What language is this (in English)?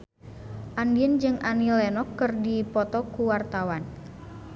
Sundanese